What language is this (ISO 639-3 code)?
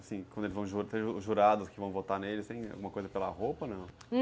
por